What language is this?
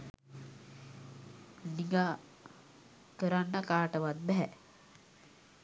Sinhala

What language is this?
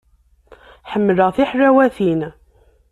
Kabyle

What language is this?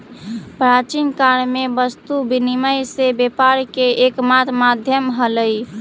Magahi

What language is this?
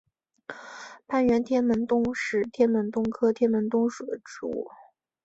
Chinese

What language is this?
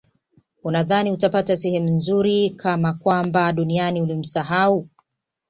Swahili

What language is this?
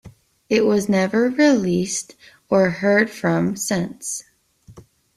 English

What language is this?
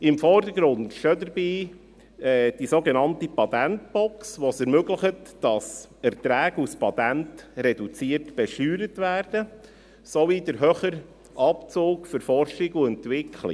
Swiss German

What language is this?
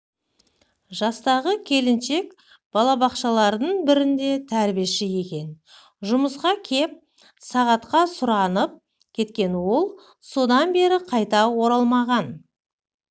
Kazakh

